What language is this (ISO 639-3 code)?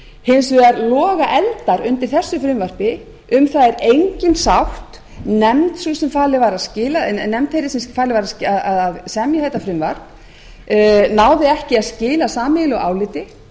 isl